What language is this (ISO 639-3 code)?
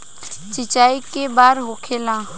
bho